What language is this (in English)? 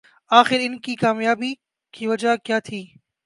Urdu